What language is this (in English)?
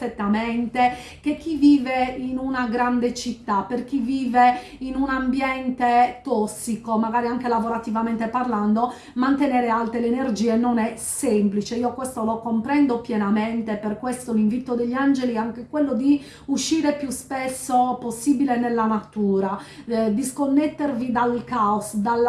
Italian